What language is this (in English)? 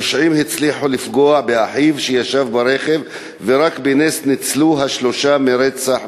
Hebrew